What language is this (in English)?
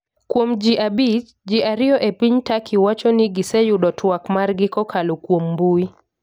Luo (Kenya and Tanzania)